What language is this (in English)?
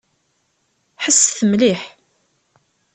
Kabyle